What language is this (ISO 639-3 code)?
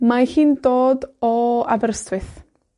cym